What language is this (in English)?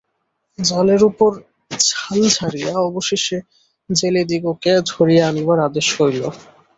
Bangla